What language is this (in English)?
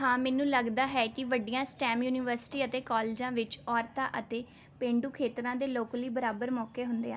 Punjabi